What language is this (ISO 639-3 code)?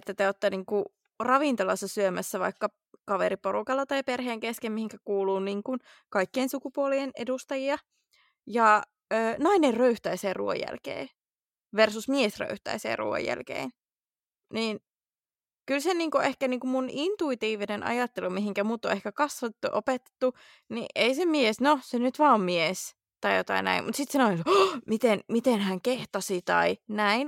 fin